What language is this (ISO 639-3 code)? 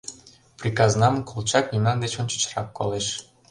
chm